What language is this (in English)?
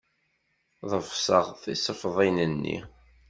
Kabyle